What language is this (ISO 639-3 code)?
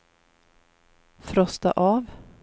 swe